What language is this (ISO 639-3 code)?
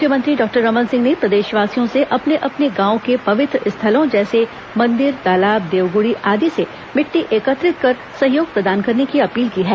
hin